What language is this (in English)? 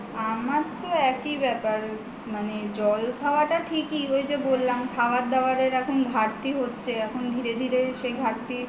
Bangla